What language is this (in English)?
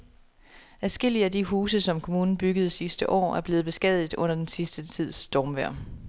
Danish